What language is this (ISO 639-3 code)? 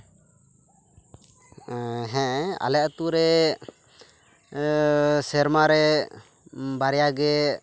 sat